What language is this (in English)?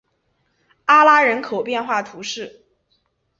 Chinese